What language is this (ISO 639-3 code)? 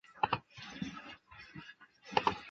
zho